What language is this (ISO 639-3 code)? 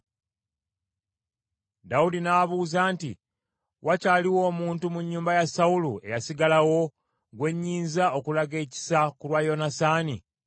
lug